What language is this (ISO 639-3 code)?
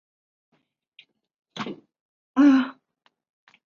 zho